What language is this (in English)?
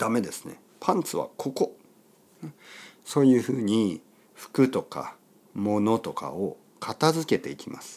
Japanese